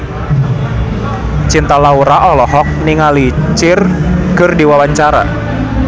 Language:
Sundanese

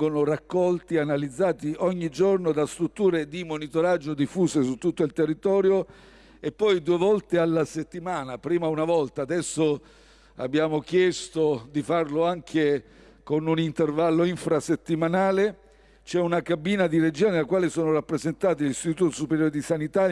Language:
Italian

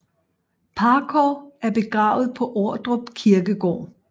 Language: Danish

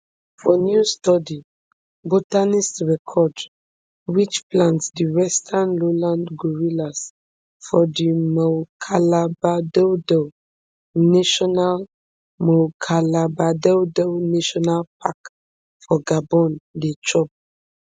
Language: Nigerian Pidgin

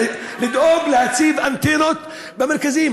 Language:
Hebrew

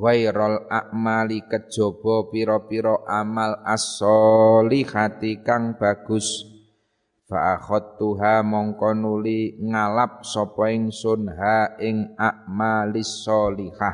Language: Indonesian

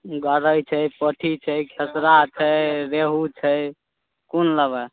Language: Maithili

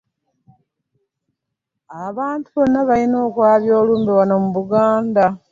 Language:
Ganda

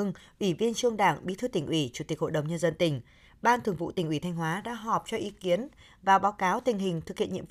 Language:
Vietnamese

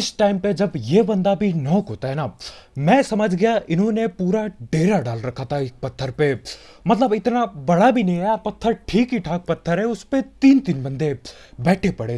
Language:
Hindi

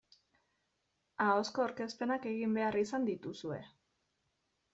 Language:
Basque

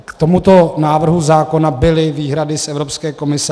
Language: Czech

